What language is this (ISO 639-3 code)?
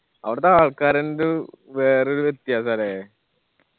mal